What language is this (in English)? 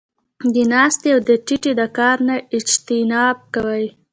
Pashto